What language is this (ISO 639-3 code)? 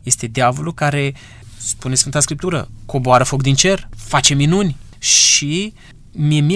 ron